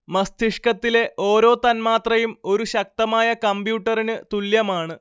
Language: Malayalam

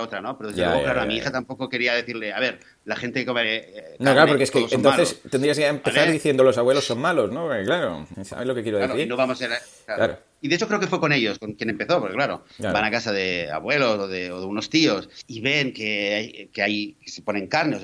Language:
Spanish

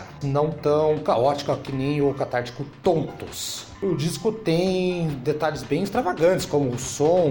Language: Portuguese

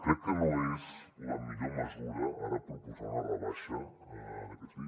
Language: Catalan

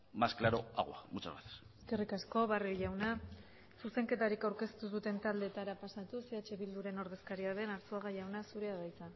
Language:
Basque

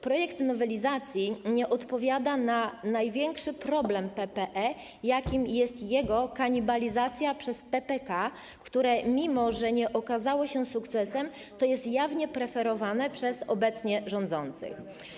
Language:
Polish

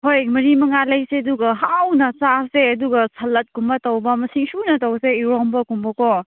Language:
Manipuri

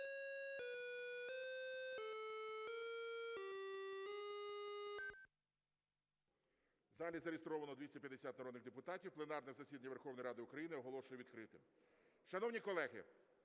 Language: Ukrainian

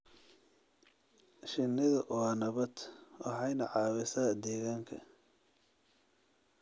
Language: Somali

